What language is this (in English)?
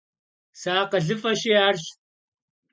Kabardian